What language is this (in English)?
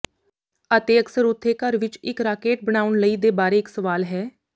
Punjabi